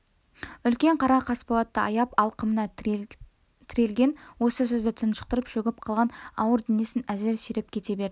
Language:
Kazakh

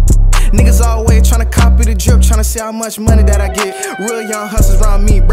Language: English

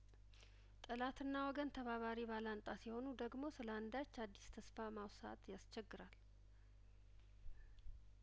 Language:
Amharic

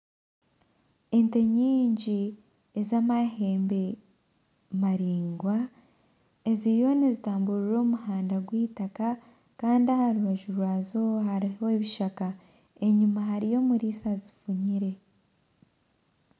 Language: Nyankole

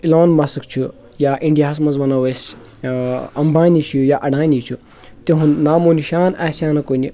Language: Kashmiri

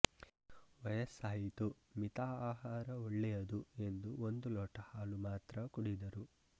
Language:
Kannada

